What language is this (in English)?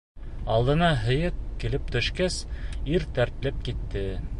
Bashkir